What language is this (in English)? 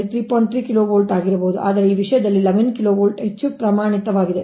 Kannada